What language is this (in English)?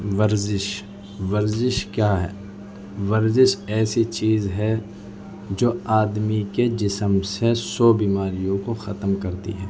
Urdu